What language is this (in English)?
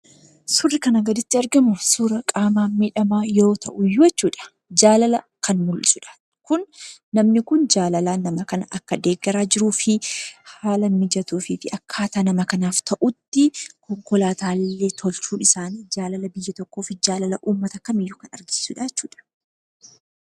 Oromo